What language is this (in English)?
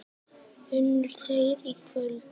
Icelandic